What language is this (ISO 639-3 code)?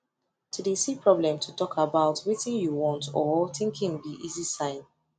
pcm